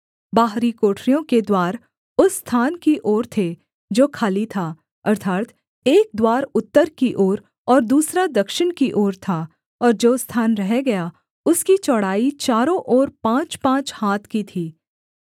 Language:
Hindi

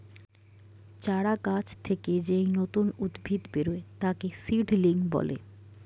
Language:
Bangla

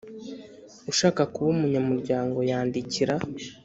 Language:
Kinyarwanda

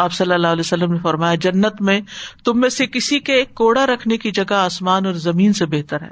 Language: Urdu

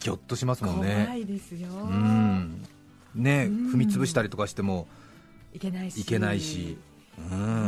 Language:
Japanese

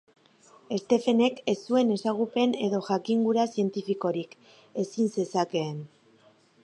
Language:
Basque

